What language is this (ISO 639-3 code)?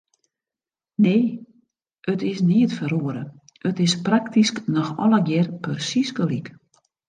fry